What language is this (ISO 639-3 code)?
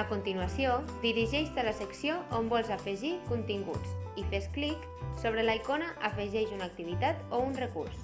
cat